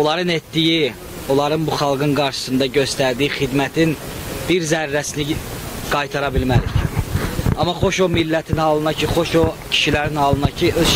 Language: Turkish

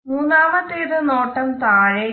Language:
Malayalam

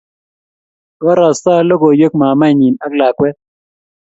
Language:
Kalenjin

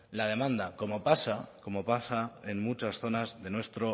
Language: Spanish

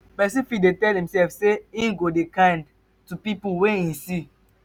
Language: Nigerian Pidgin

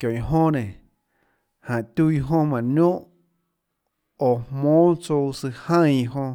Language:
Tlacoatzintepec Chinantec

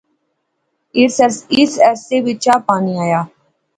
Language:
Pahari-Potwari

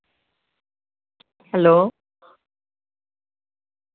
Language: Dogri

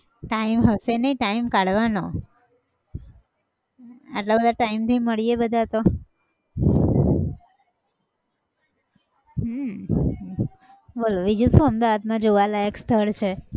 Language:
Gujarati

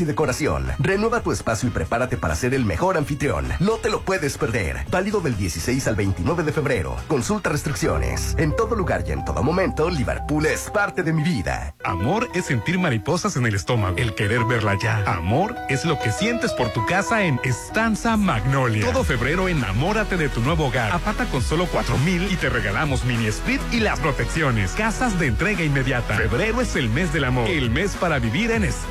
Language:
Spanish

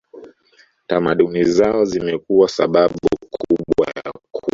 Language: Swahili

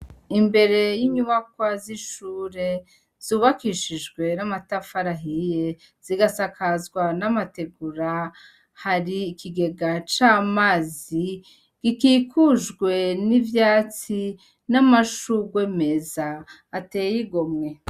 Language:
Rundi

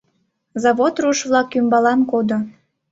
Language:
Mari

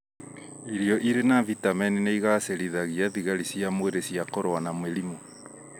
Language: Kikuyu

